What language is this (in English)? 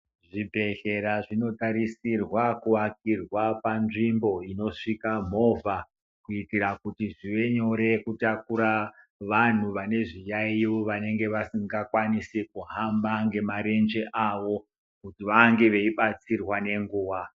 Ndau